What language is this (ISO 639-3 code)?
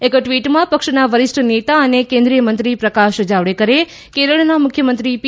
guj